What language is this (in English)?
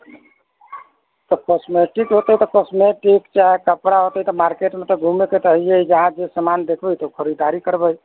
Maithili